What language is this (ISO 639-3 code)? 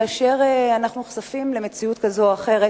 heb